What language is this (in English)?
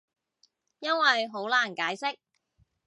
Cantonese